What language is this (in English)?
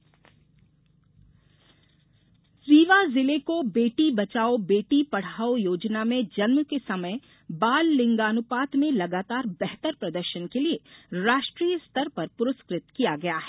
Hindi